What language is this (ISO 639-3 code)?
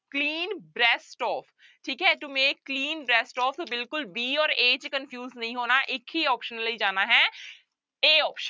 pan